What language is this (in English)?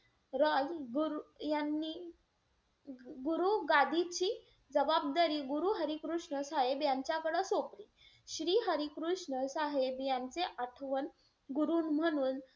Marathi